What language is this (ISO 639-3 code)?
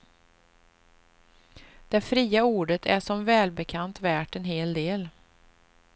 swe